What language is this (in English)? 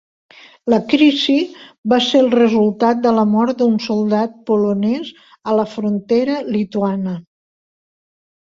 Catalan